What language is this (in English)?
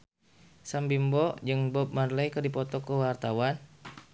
Sundanese